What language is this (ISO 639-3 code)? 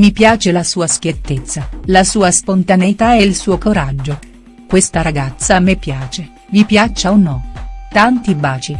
ita